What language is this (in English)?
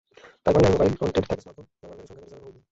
Bangla